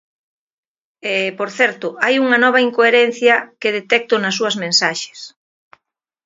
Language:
Galician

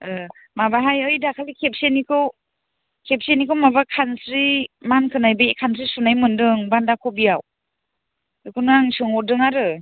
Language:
Bodo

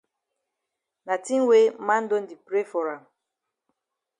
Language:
Cameroon Pidgin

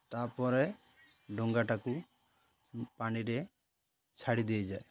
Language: Odia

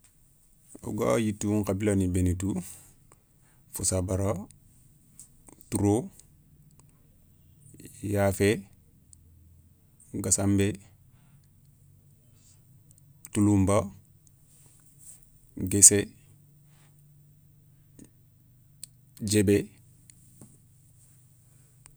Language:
Soninke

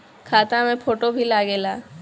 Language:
Bhojpuri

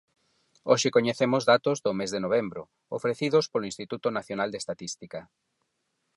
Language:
Galician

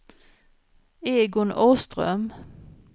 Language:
Swedish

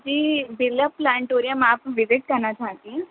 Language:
Urdu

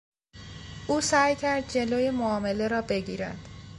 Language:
Persian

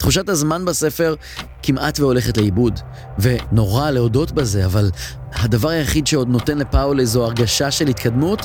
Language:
Hebrew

